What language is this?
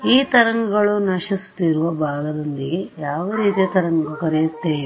Kannada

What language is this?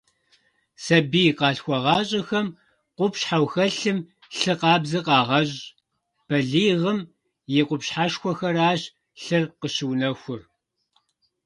Kabardian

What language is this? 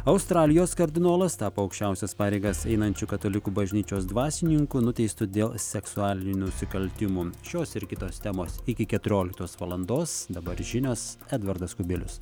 Lithuanian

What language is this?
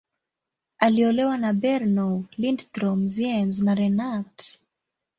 Swahili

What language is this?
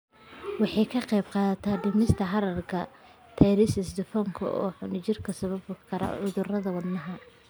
Somali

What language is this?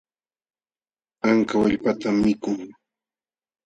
Jauja Wanca Quechua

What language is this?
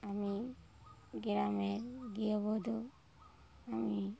Bangla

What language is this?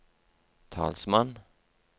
Norwegian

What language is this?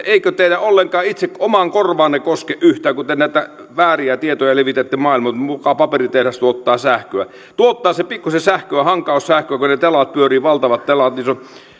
Finnish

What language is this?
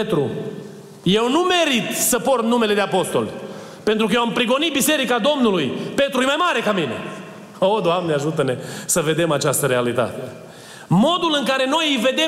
Romanian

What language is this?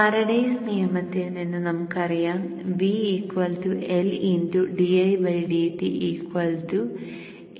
Malayalam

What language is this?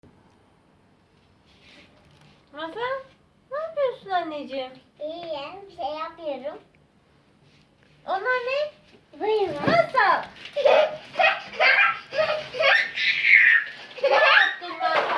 Turkish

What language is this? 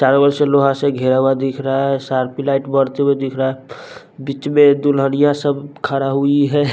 Hindi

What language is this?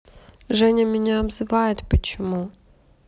Russian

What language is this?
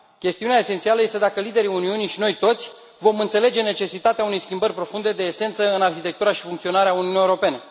Romanian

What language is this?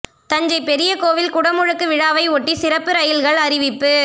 Tamil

